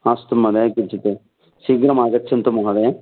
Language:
Sanskrit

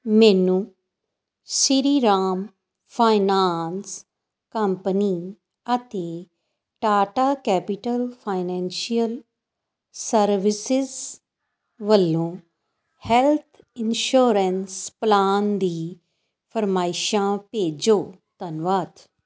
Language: Punjabi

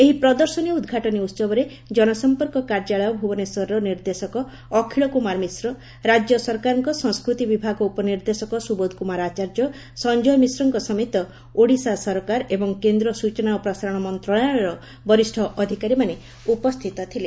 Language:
Odia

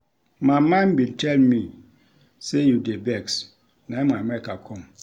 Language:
Nigerian Pidgin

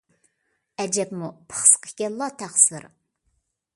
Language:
Uyghur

